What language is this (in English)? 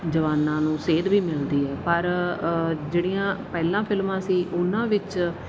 Punjabi